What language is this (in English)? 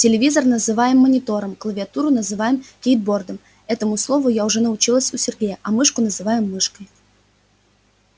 Russian